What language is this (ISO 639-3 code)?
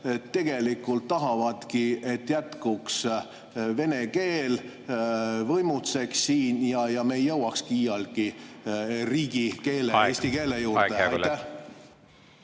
est